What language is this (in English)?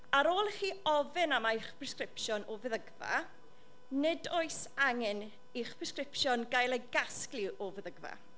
Welsh